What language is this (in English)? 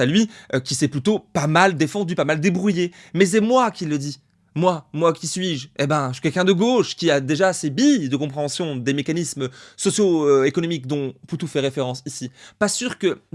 French